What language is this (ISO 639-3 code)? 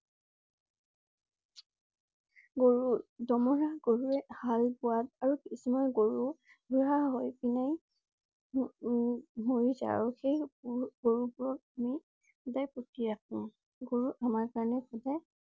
asm